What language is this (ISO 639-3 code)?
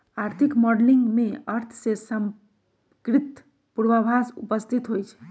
mag